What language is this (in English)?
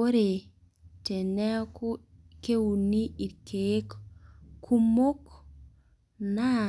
Masai